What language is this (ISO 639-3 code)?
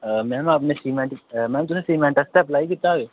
doi